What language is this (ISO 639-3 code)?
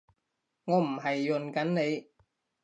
yue